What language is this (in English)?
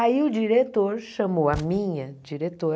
Portuguese